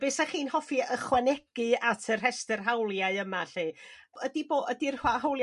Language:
Welsh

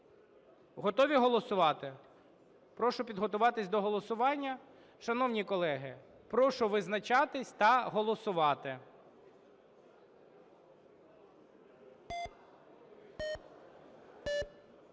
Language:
Ukrainian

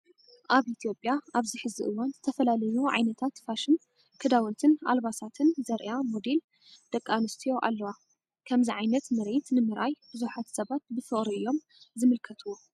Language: Tigrinya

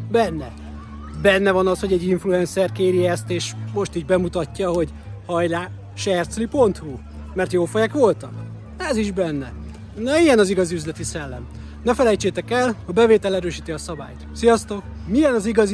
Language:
Hungarian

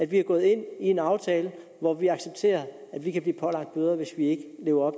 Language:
Danish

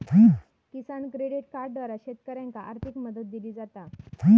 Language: Marathi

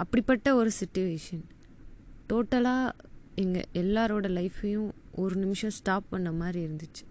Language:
Tamil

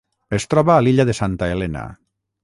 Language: Catalan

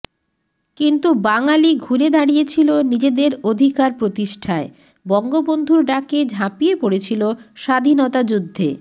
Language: Bangla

